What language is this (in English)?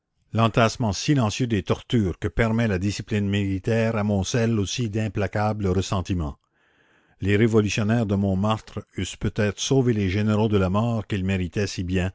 French